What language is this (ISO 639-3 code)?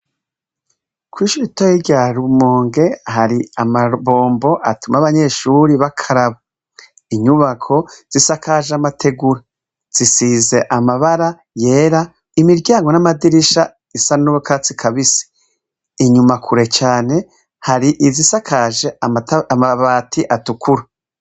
run